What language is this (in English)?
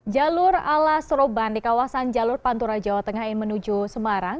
Indonesian